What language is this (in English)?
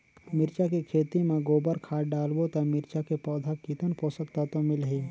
Chhattisgarhi